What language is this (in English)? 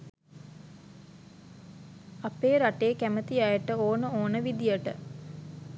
Sinhala